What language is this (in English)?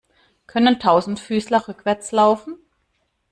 German